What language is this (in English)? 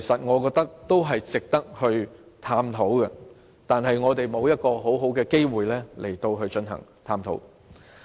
Cantonese